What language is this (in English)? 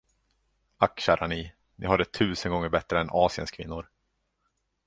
Swedish